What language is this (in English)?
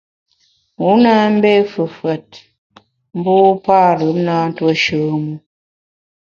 Bamun